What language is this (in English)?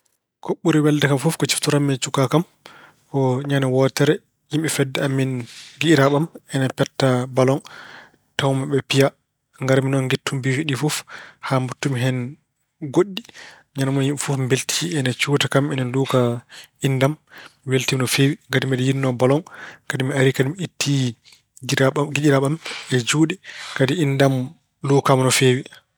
Fula